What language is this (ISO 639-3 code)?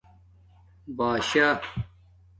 dmk